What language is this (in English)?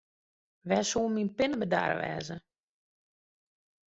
Western Frisian